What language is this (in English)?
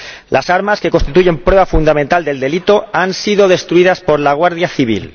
Spanish